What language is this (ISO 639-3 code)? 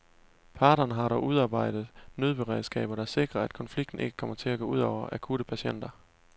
dan